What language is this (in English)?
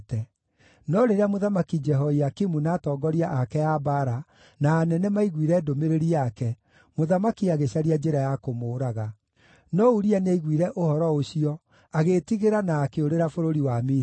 Kikuyu